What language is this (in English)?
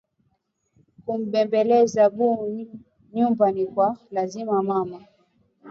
Swahili